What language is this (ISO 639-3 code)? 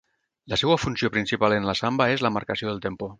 cat